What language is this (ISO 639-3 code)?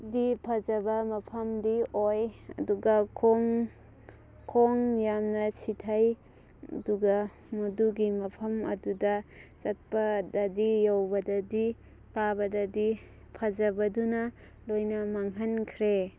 mni